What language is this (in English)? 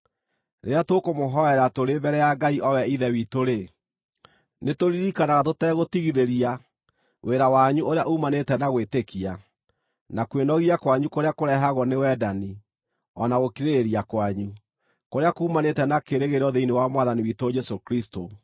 Kikuyu